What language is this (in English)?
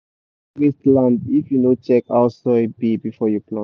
Nigerian Pidgin